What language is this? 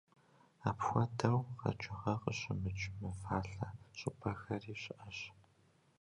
Kabardian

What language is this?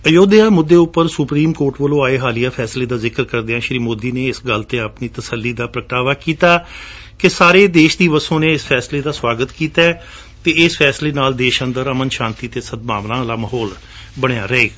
Punjabi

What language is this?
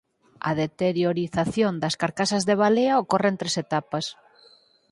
Galician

